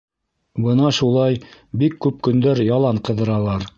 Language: Bashkir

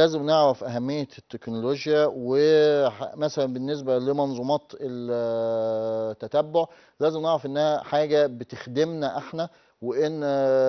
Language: Arabic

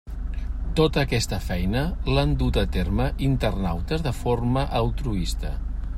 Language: Catalan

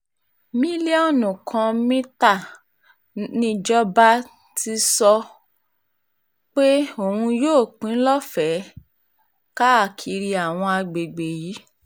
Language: Yoruba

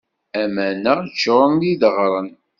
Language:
Kabyle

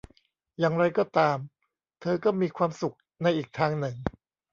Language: Thai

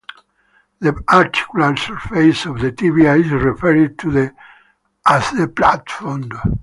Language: English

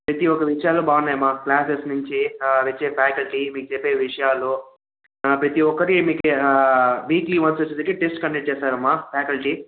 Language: Telugu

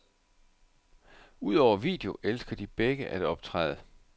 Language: Danish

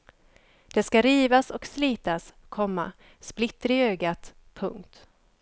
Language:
Swedish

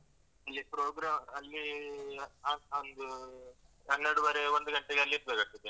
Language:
Kannada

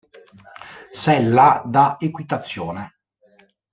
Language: Italian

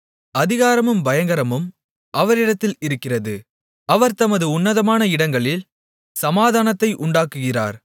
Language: Tamil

